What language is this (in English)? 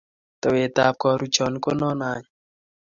Kalenjin